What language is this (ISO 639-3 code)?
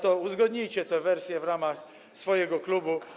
pol